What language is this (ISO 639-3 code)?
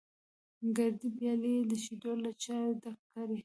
pus